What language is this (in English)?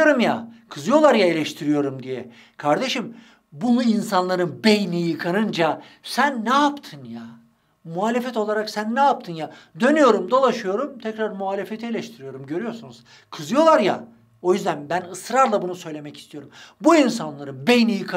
Turkish